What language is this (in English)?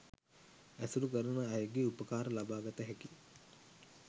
Sinhala